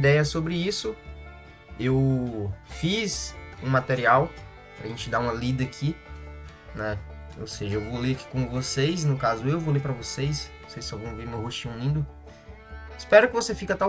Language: Portuguese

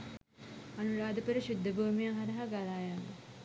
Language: Sinhala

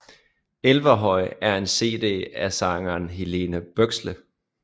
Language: Danish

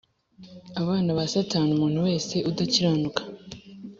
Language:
Kinyarwanda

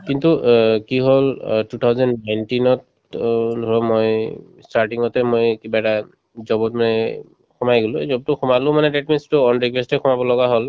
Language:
Assamese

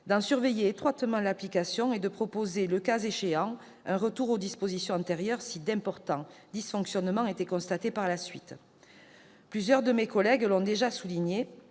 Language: French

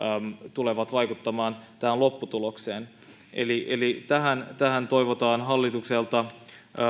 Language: Finnish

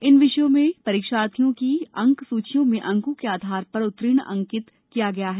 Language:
Hindi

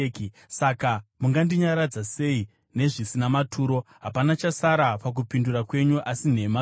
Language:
Shona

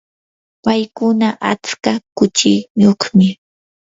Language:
Yanahuanca Pasco Quechua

